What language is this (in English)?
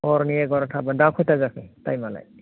Bodo